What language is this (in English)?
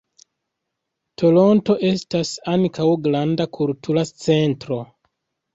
Esperanto